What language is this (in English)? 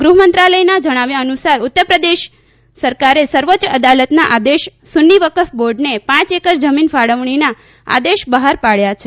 Gujarati